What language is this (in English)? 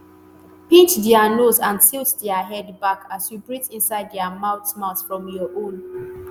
Nigerian Pidgin